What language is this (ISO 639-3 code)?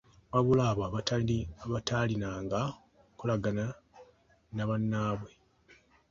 lug